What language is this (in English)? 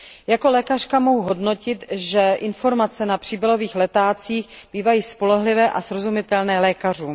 Czech